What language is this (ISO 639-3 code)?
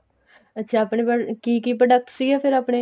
pan